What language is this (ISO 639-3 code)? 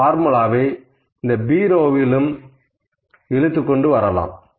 tam